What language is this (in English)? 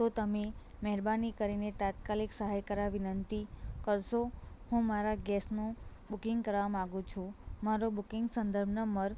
Gujarati